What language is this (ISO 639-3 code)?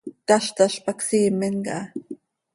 sei